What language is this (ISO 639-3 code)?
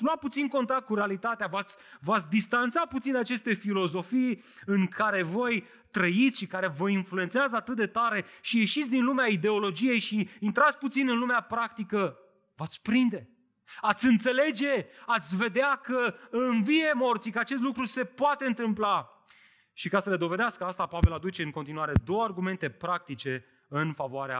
ron